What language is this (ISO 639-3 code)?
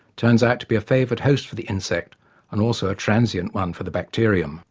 eng